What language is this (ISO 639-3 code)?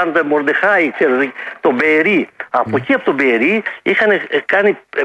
ell